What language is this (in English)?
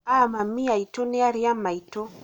Kikuyu